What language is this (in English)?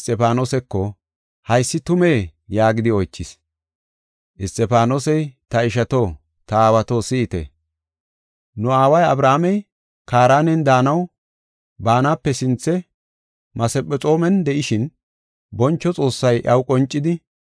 Gofa